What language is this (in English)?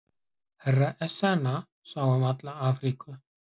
Icelandic